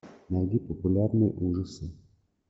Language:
Russian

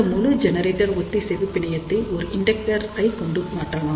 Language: Tamil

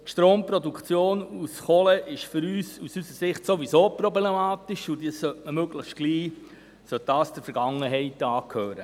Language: Swiss German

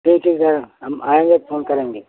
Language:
Hindi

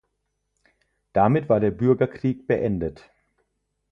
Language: German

